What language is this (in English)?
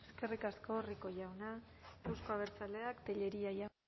Basque